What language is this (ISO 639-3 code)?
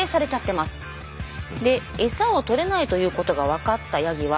jpn